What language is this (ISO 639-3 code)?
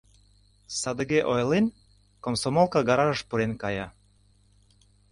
chm